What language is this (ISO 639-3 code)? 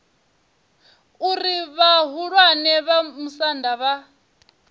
ven